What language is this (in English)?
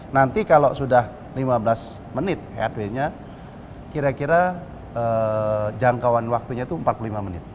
Indonesian